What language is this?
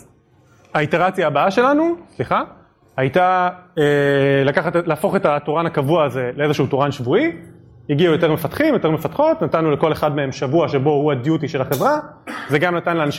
Hebrew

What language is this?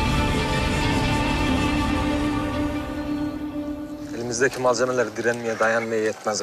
Turkish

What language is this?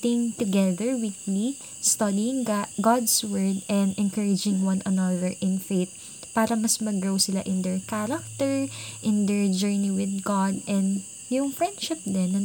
Filipino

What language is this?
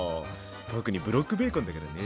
Japanese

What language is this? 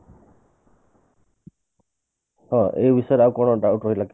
Odia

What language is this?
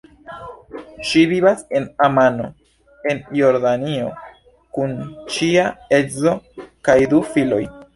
Esperanto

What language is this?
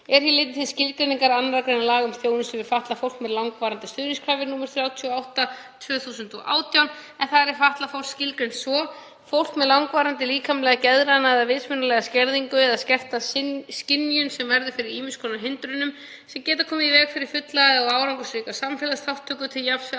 Icelandic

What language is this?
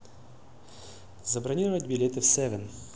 Russian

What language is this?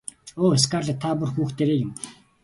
Mongolian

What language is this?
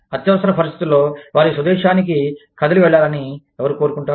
Telugu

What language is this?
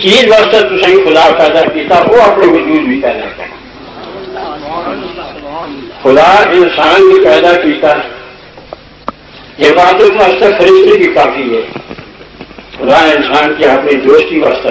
Romanian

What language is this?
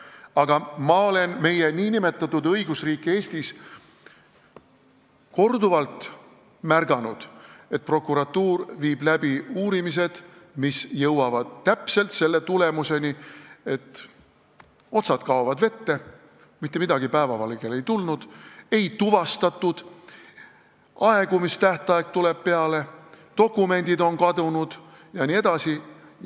Estonian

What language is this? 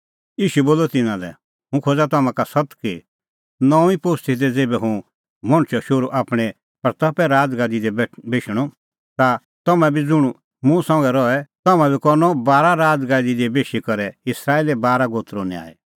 Kullu Pahari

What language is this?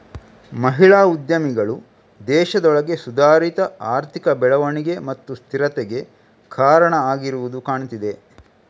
Kannada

